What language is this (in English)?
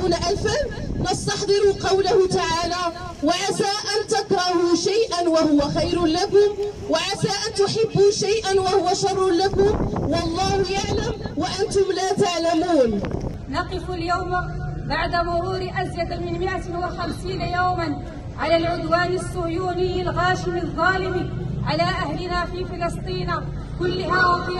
Arabic